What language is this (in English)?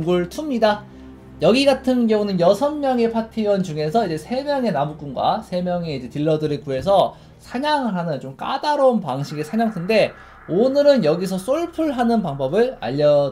Korean